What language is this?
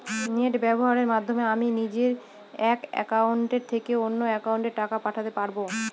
Bangla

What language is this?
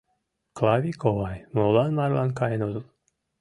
Mari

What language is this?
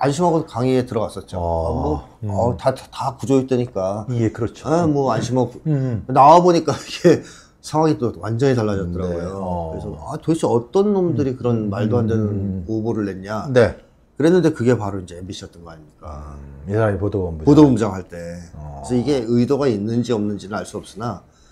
Korean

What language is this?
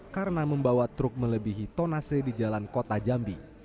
Indonesian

